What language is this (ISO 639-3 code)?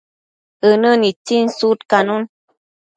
mcf